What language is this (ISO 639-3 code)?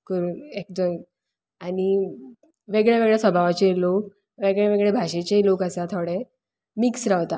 kok